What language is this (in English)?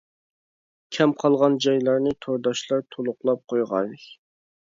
Uyghur